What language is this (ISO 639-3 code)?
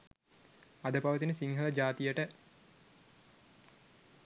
sin